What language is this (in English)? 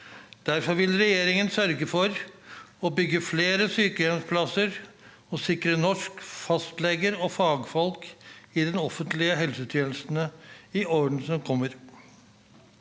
Norwegian